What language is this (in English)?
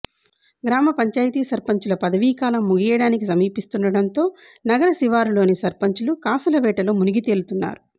Telugu